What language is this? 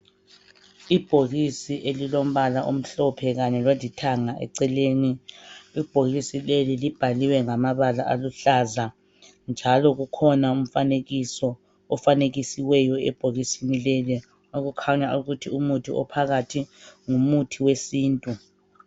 North Ndebele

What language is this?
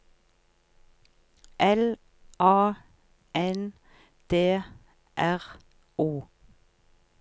Norwegian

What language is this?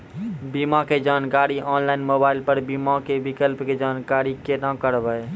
Maithili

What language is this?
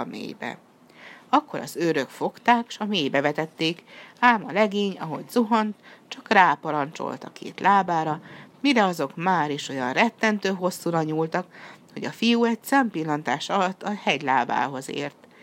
Hungarian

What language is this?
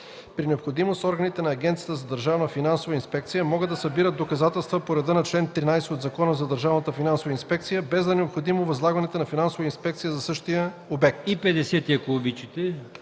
Bulgarian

